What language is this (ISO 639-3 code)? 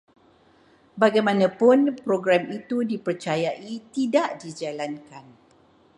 msa